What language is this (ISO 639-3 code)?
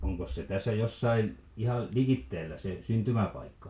fin